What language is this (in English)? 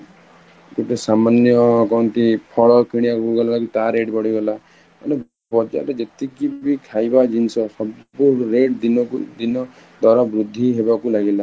Odia